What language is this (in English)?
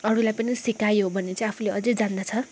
Nepali